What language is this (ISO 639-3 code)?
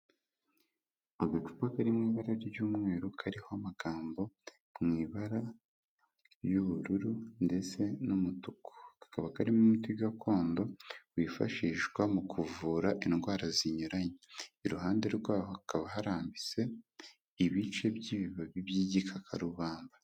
kin